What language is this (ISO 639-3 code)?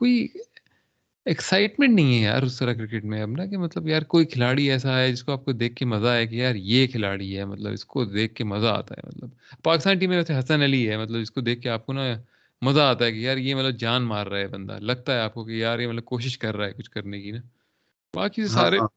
urd